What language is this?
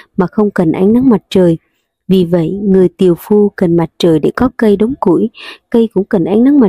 Vietnamese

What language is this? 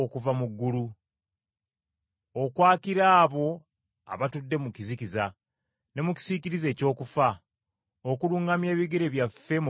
Ganda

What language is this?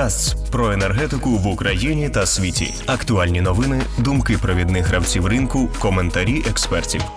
Ukrainian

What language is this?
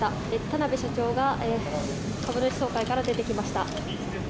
Japanese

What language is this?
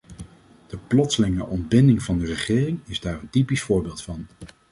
Dutch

